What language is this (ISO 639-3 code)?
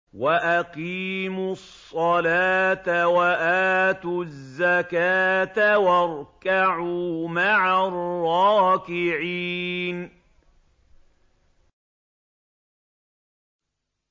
ara